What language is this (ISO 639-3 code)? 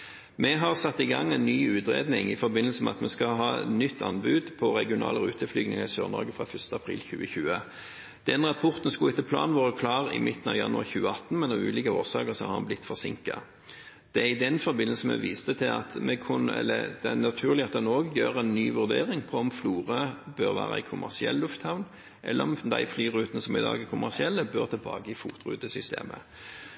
nob